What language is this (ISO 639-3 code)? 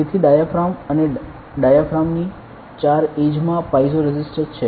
guj